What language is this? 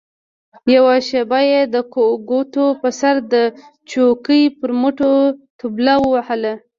Pashto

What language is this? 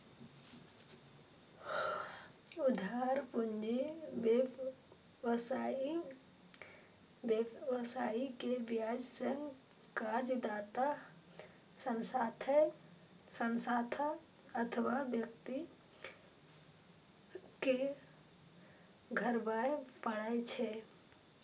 Maithili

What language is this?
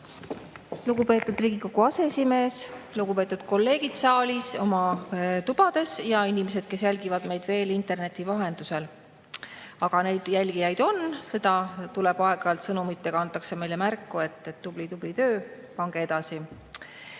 Estonian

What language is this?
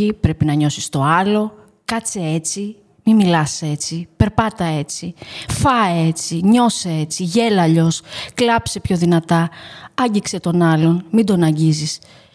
Greek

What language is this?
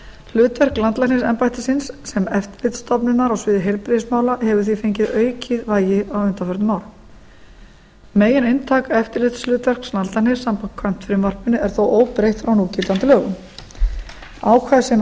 Icelandic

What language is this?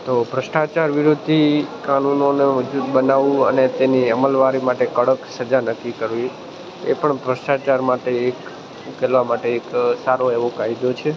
Gujarati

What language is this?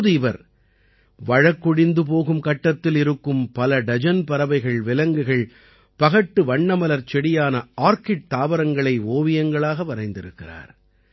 Tamil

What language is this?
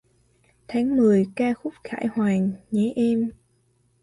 Vietnamese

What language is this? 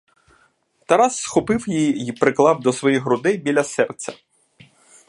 Ukrainian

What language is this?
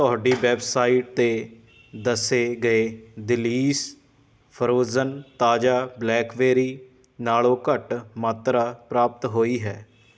Punjabi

